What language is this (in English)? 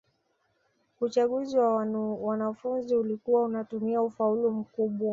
Swahili